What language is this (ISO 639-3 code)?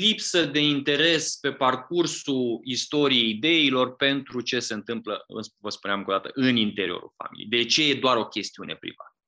ron